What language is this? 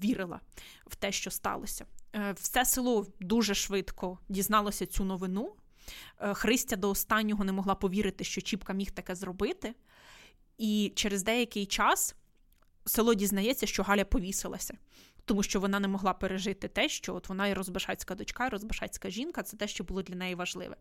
Ukrainian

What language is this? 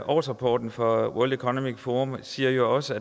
Danish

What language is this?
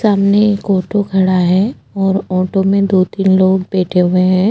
Hindi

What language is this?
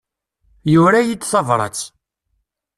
Kabyle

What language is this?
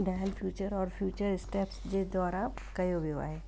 Sindhi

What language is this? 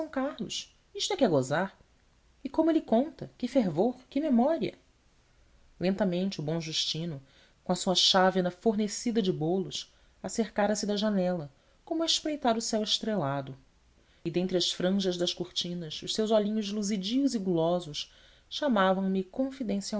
Portuguese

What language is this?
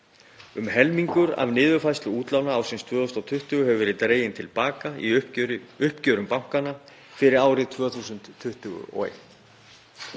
Icelandic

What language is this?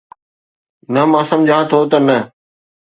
Sindhi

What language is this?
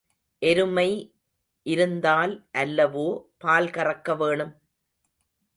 Tamil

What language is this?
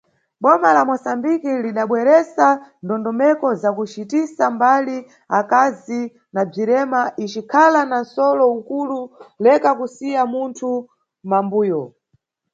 Nyungwe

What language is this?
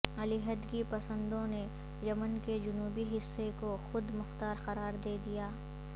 Urdu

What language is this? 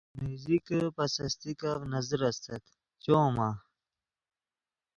Yidgha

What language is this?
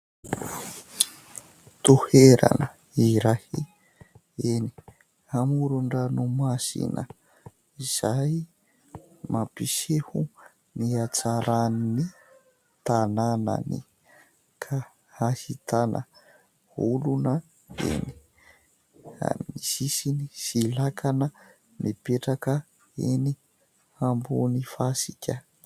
Malagasy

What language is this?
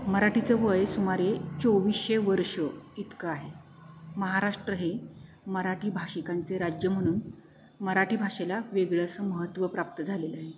Marathi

